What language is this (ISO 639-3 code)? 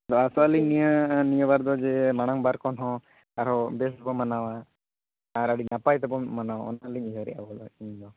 sat